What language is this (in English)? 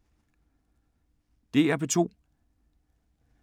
Danish